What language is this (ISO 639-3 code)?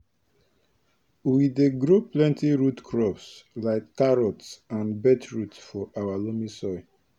pcm